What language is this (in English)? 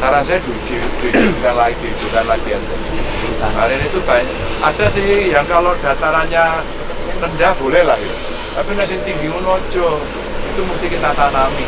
Indonesian